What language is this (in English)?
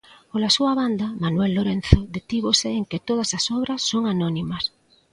Galician